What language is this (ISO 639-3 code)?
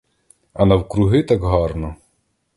ukr